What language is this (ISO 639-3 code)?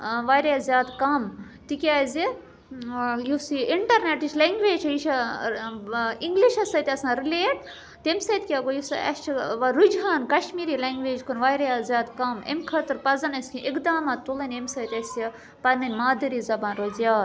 kas